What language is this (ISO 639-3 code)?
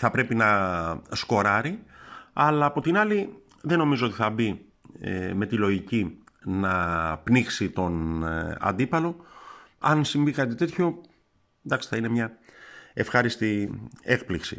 ell